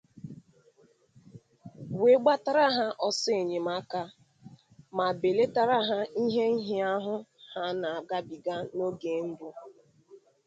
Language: Igbo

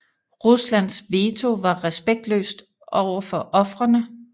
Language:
Danish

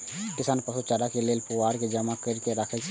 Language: Maithili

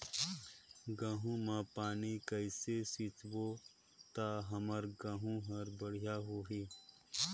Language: Chhattisgarhi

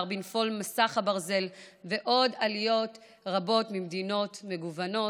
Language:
Hebrew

